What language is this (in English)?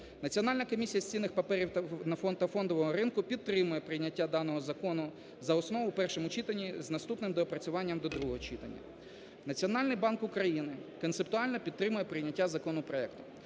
Ukrainian